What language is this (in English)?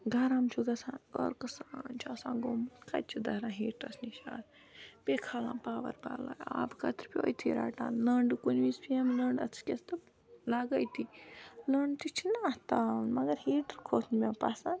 Kashmiri